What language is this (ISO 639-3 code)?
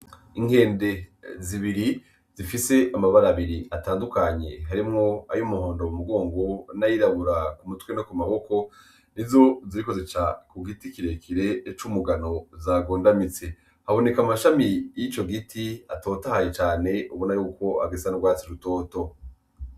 run